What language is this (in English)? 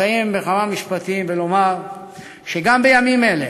Hebrew